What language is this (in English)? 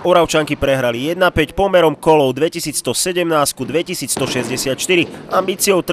Czech